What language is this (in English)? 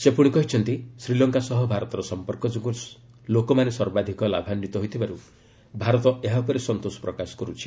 Odia